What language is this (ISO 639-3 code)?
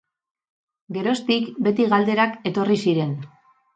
eus